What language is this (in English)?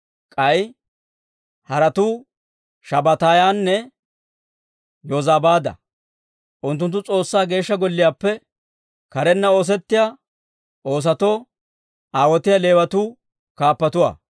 Dawro